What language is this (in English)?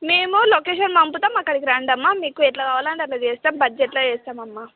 Telugu